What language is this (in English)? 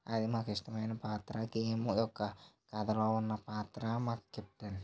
Telugu